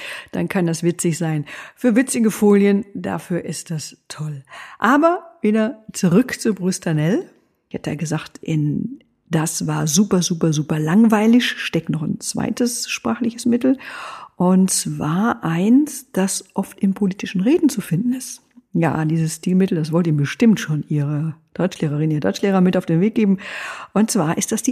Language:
German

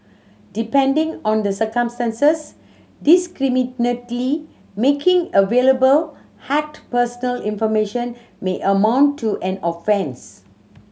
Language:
English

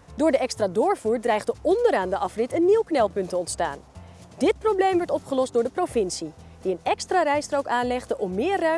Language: Dutch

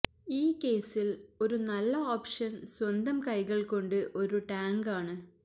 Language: Malayalam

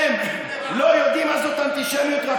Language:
Hebrew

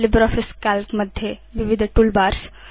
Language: Sanskrit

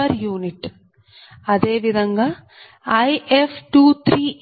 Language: Telugu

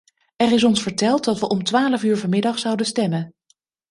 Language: Dutch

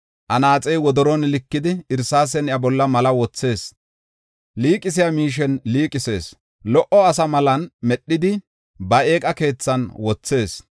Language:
Gofa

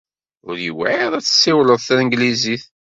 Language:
Kabyle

